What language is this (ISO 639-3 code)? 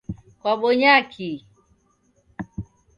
dav